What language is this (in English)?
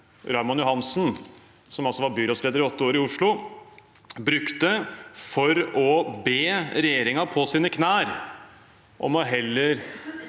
Norwegian